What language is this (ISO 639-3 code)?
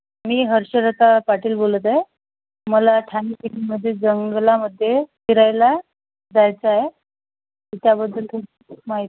mar